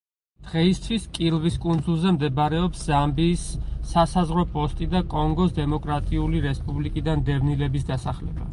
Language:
Georgian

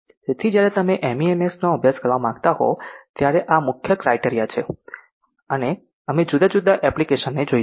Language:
Gujarati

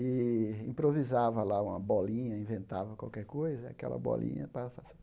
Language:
Portuguese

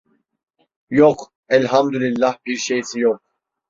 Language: Turkish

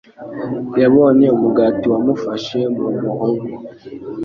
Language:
Kinyarwanda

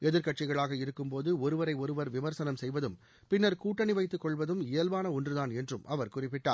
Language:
Tamil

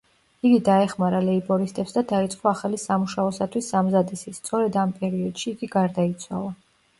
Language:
Georgian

